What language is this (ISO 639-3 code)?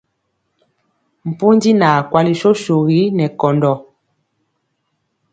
mcx